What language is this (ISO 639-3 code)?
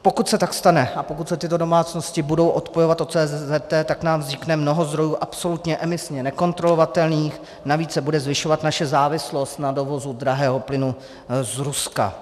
ces